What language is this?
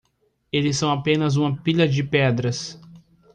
Portuguese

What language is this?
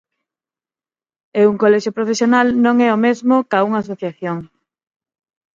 Galician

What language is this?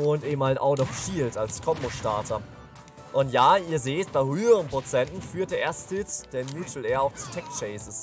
German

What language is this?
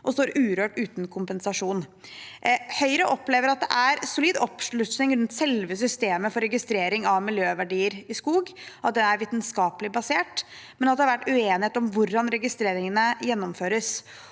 Norwegian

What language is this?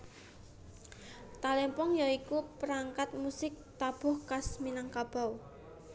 Javanese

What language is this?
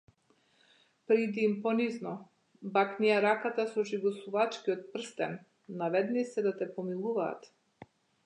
Macedonian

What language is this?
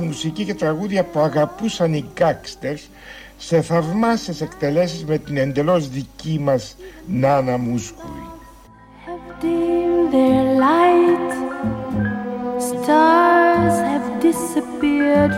Greek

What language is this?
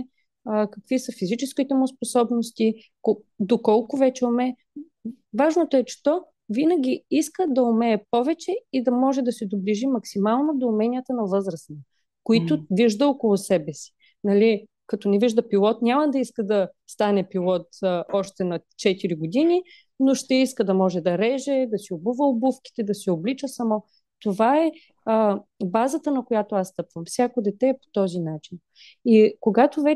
Bulgarian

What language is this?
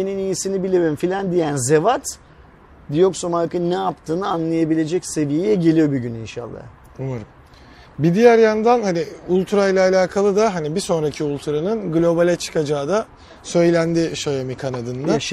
Turkish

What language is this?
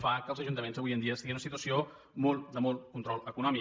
Catalan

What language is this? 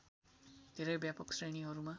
Nepali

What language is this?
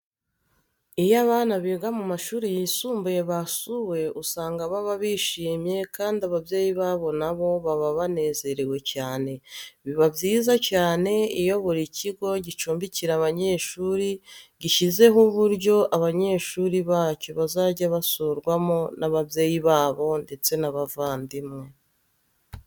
Kinyarwanda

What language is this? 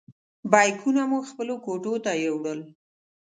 Pashto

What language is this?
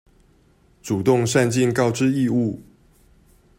Chinese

